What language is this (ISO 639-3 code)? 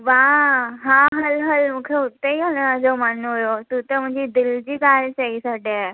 snd